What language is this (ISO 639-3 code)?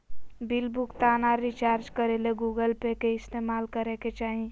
mag